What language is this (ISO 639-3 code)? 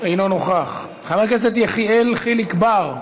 heb